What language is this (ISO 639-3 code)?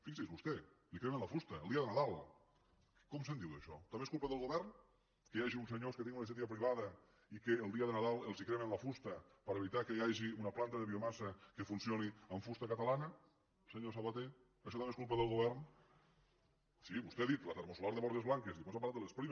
cat